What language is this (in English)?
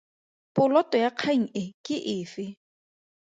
Tswana